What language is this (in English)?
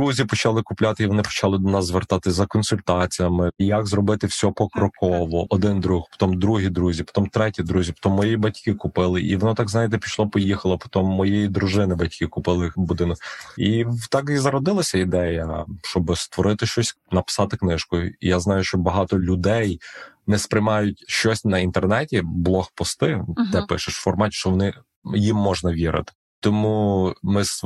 Ukrainian